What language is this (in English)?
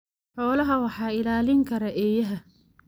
Somali